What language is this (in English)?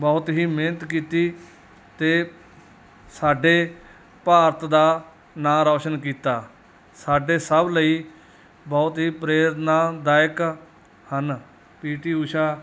Punjabi